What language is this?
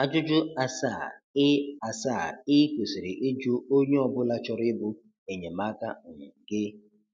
Igbo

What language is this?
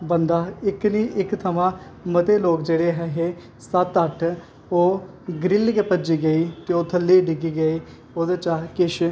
Dogri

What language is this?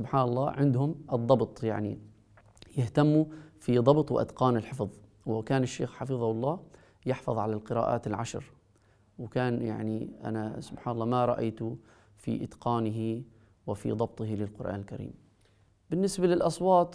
Arabic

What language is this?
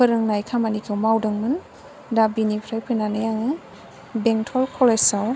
Bodo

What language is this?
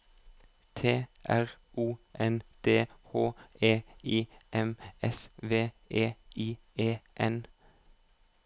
Norwegian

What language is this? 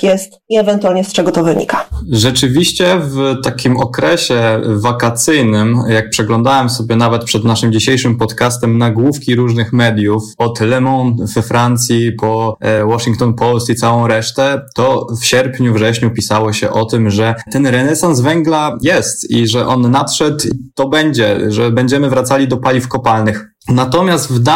Polish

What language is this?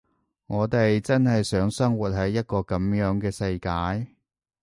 Cantonese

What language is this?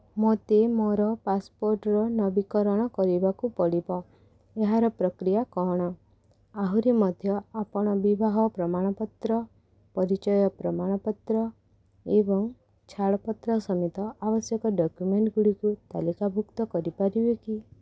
Odia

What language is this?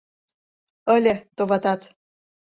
Mari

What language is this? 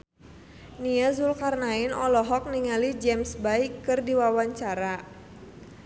Sundanese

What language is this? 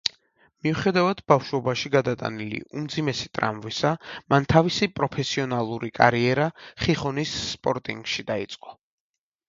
Georgian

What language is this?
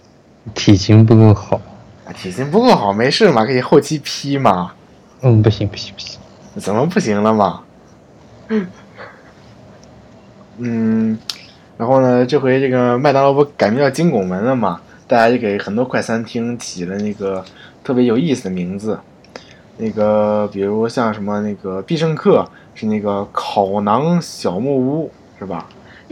Chinese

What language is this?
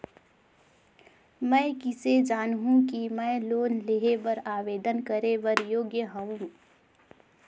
Chhattisgarhi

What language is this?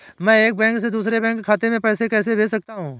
Hindi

